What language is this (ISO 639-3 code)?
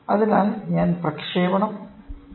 mal